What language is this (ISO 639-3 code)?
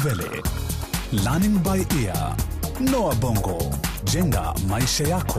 swa